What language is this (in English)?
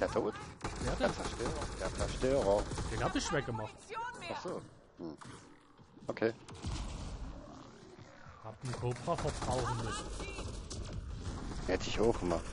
German